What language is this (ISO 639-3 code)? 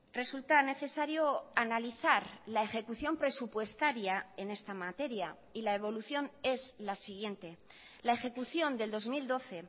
spa